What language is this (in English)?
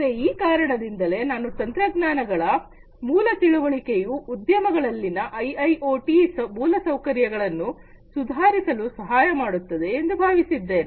Kannada